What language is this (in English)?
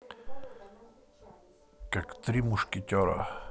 Russian